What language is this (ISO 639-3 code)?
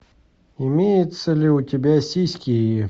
rus